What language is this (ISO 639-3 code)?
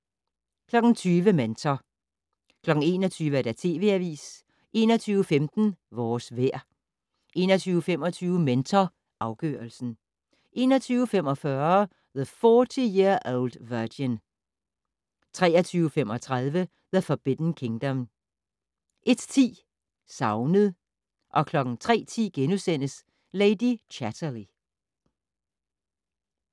dan